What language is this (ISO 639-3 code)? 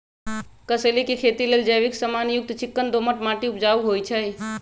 mag